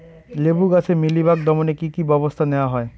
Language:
Bangla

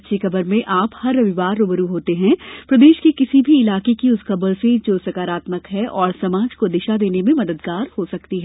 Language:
Hindi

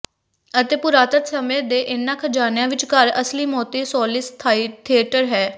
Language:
Punjabi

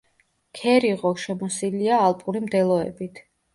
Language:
Georgian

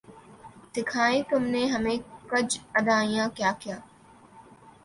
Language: Urdu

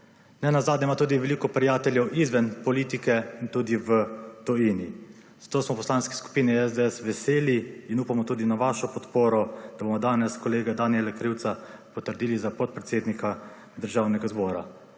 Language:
Slovenian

